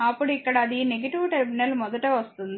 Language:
Telugu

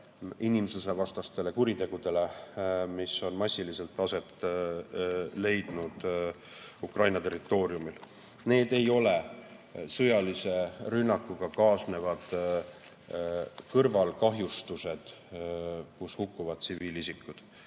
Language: Estonian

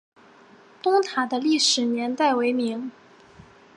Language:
Chinese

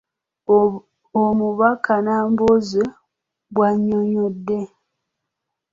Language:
Ganda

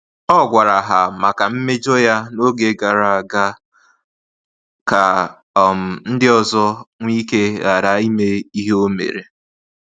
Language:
Igbo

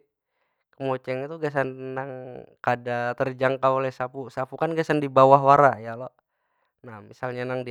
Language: Banjar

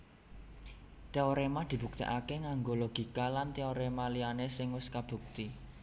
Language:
Javanese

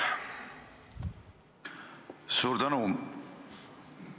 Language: Estonian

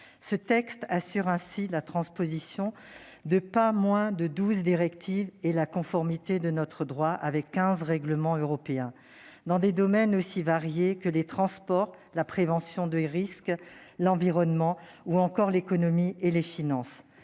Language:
French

